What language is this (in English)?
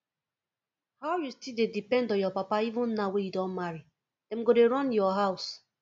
Nigerian Pidgin